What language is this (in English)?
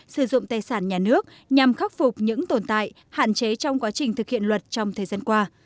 Vietnamese